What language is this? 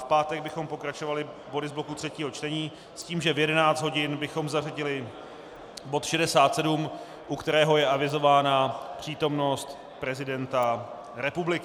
Czech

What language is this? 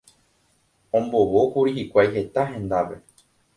Guarani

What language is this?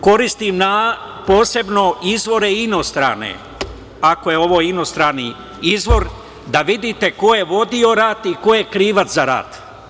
Serbian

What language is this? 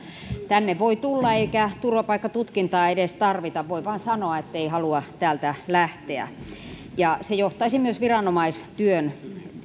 Finnish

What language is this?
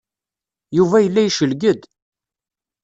Kabyle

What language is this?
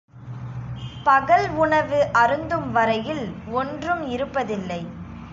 Tamil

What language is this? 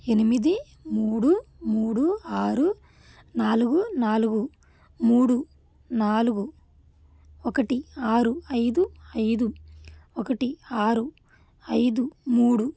Telugu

